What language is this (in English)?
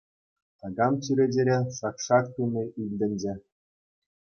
Chuvash